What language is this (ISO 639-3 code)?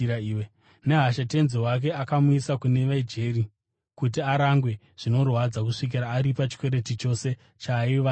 sna